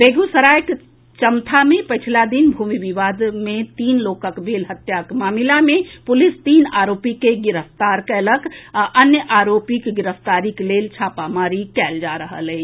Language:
Maithili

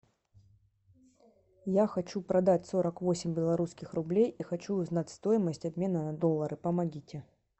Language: Russian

